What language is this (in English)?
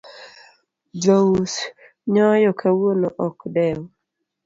Luo (Kenya and Tanzania)